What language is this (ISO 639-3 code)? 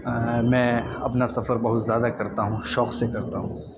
urd